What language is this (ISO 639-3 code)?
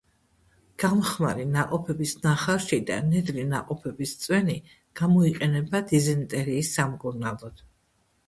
kat